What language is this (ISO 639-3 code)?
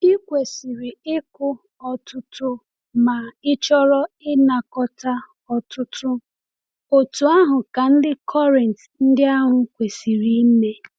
ibo